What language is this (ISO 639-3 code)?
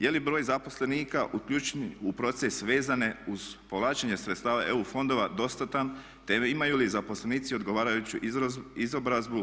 hrv